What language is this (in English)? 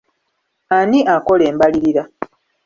Ganda